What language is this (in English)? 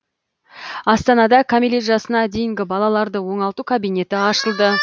Kazakh